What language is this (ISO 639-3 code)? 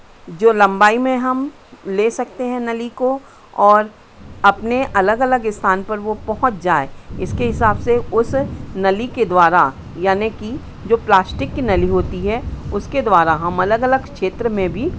hin